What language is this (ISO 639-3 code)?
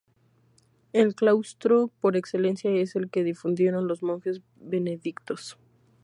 spa